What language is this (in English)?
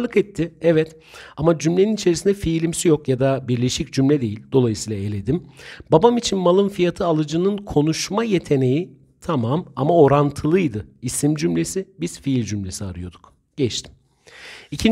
Turkish